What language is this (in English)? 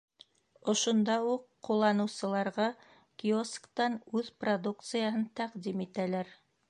Bashkir